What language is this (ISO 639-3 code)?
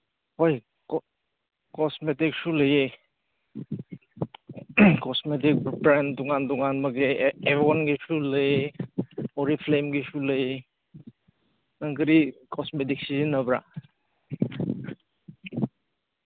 mni